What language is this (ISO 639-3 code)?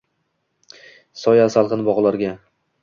uzb